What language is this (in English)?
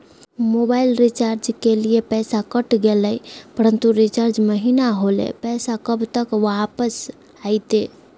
Magahi